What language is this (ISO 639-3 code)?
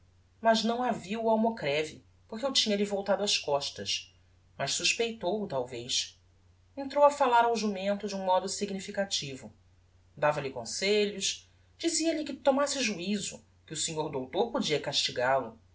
por